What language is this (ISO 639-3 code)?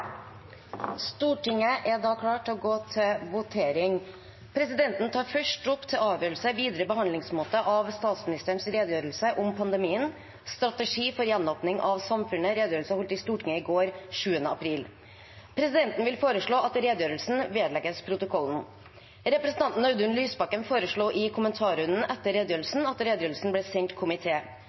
nno